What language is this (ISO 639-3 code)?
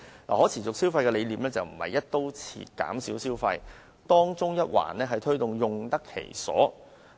yue